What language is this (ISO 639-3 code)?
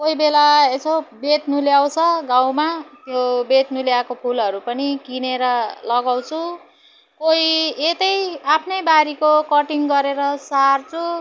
nep